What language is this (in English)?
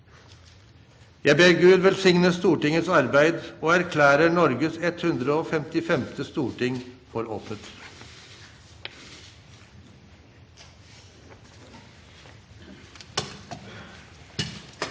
Norwegian